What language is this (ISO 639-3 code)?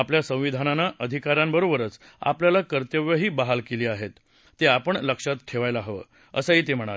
mar